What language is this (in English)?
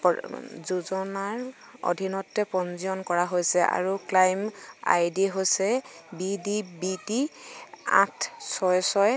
Assamese